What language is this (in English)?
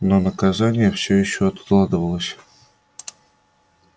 Russian